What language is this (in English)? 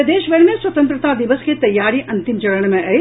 Maithili